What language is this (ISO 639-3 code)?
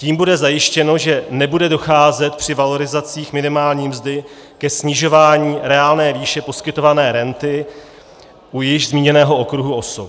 ces